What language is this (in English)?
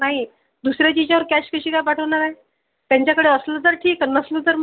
Marathi